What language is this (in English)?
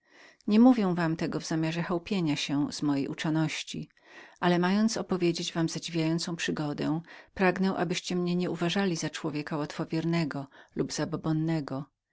Polish